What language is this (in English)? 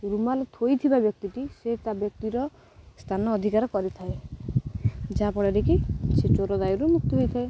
Odia